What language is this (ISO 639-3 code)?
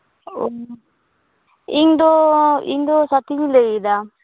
sat